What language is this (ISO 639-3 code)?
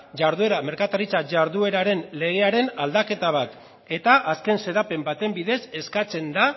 eus